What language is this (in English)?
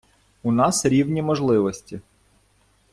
Ukrainian